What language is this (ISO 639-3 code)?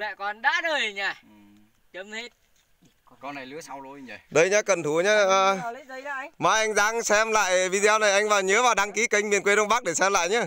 vie